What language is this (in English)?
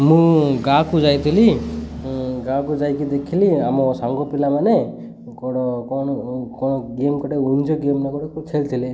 Odia